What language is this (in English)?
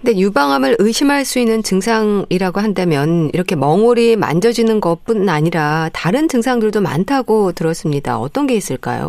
Korean